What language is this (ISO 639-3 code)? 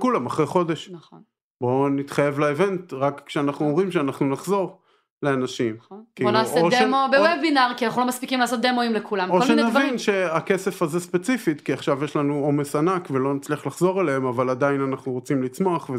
heb